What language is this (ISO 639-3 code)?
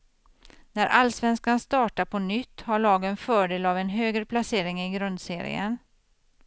swe